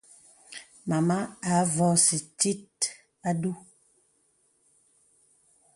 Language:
Bebele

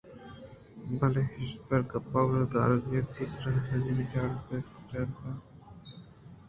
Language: Eastern Balochi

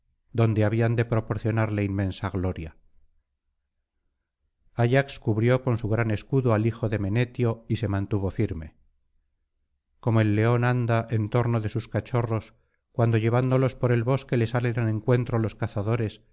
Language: Spanish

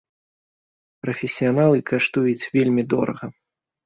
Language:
Belarusian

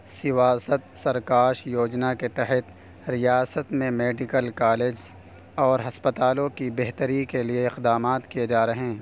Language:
Urdu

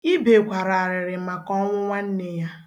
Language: Igbo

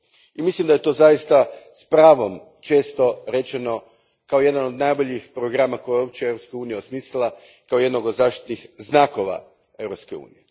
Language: Croatian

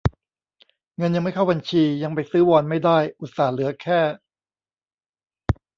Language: Thai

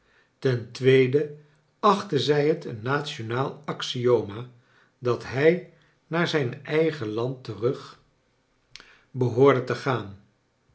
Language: Dutch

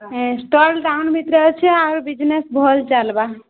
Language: Odia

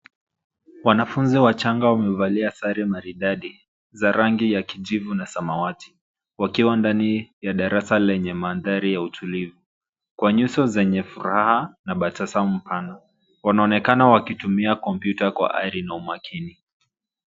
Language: Swahili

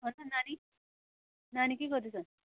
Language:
Nepali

